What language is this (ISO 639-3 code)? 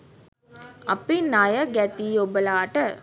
sin